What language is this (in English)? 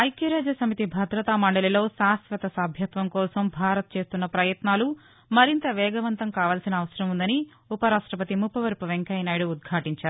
Telugu